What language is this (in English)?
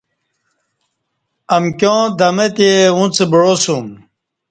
Kati